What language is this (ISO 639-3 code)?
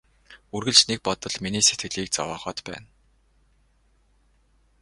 mon